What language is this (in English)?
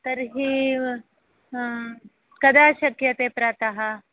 Sanskrit